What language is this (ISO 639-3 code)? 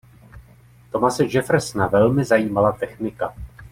ces